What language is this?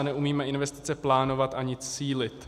Czech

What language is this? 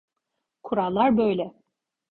Turkish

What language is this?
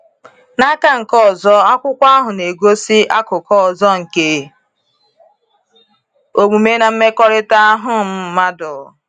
Igbo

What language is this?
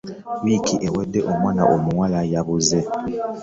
Ganda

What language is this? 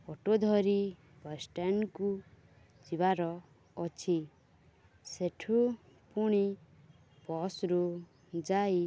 Odia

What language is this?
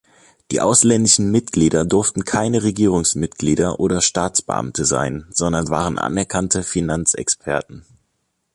German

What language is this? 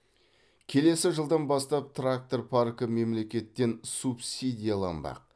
Kazakh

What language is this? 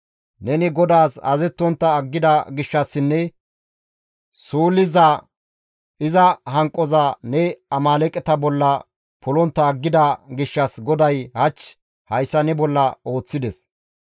Gamo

